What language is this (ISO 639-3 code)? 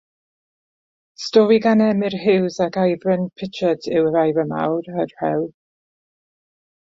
cym